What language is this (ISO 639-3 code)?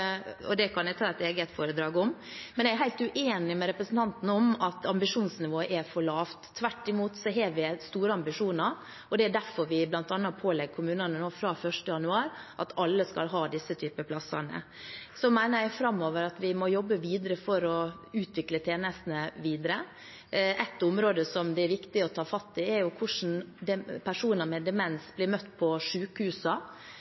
nob